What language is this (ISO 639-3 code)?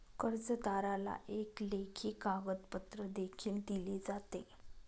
mar